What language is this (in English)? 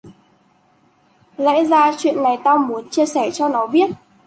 Vietnamese